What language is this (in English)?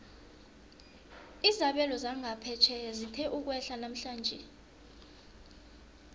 South Ndebele